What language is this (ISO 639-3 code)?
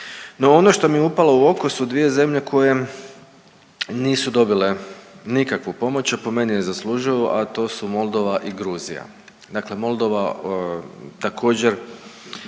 hrv